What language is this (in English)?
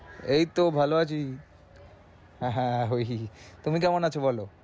Bangla